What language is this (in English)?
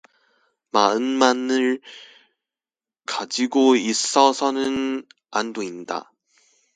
Korean